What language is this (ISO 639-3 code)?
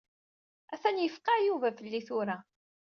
kab